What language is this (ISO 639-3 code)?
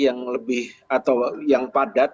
ind